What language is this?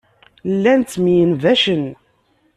Kabyle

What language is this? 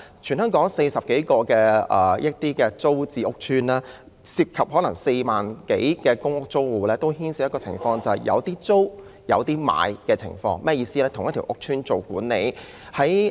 Cantonese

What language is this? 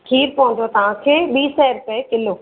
Sindhi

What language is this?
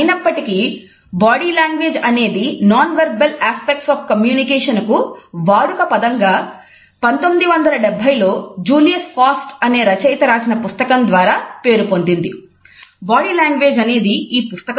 Telugu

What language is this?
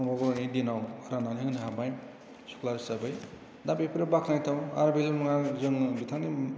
Bodo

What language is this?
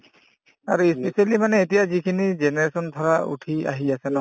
Assamese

